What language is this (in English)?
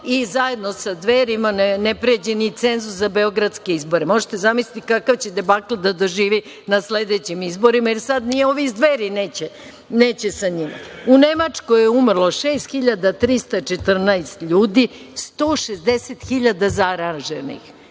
Serbian